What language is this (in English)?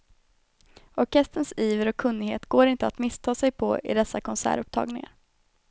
Swedish